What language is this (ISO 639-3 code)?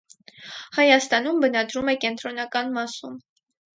hye